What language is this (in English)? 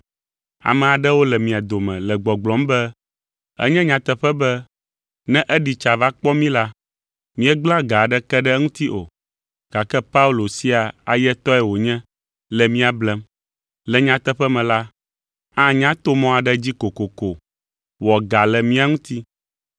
Ewe